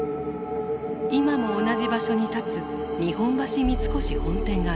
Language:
Japanese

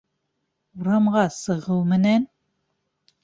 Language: Bashkir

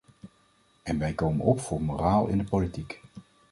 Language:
Dutch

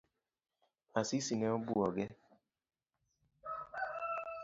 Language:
Luo (Kenya and Tanzania)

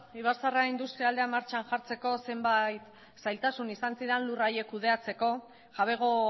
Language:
Basque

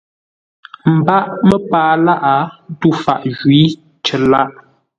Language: Ngombale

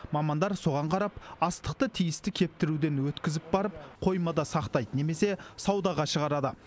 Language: Kazakh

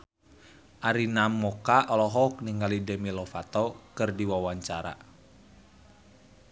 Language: Sundanese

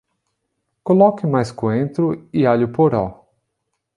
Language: Portuguese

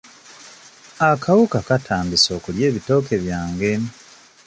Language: Ganda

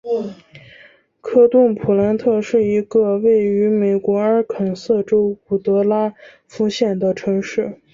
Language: Chinese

